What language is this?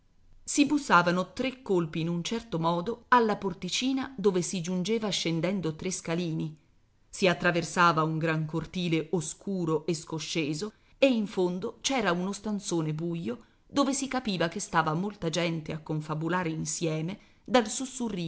Italian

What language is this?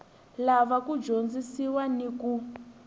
Tsonga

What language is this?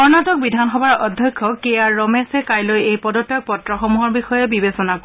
Assamese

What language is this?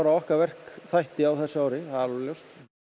Icelandic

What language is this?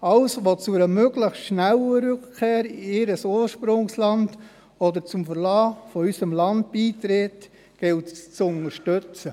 Swiss German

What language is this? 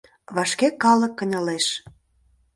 Mari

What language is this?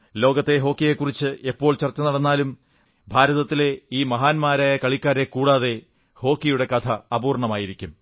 Malayalam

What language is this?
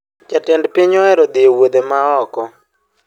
Luo (Kenya and Tanzania)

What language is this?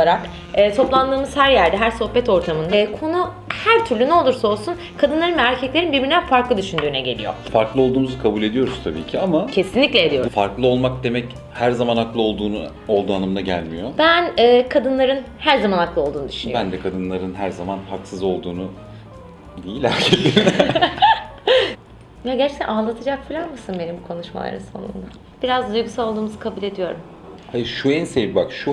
Turkish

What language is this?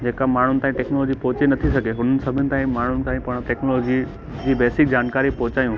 Sindhi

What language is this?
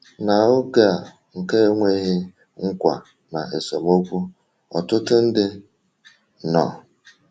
Igbo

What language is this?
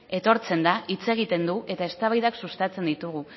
Basque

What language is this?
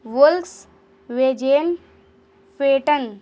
Urdu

